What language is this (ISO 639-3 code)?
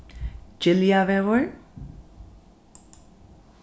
fao